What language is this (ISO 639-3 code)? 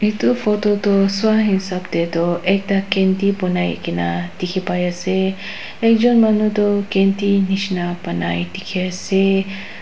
nag